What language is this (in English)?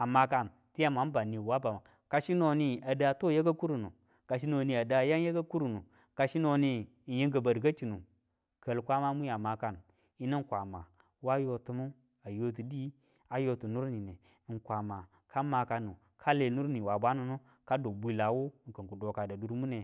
Tula